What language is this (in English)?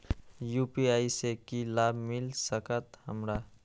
Maithili